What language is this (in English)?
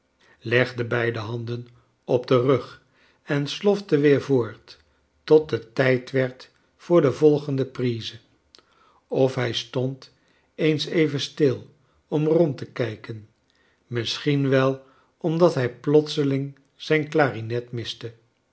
Dutch